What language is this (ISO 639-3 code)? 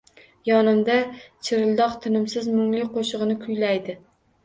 uzb